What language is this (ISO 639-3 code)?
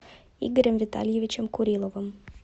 rus